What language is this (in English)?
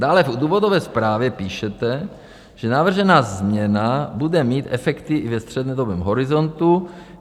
Czech